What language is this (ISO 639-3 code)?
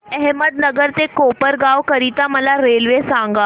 mar